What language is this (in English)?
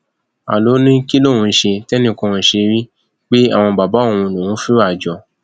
Yoruba